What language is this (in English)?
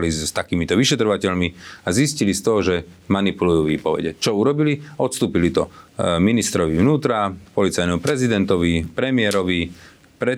Slovak